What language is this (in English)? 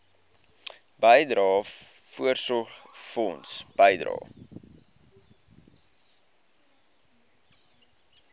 Afrikaans